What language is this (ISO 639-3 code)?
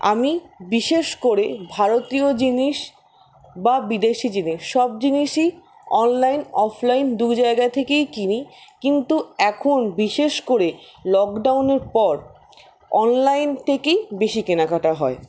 ben